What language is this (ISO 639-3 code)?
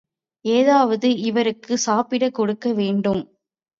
tam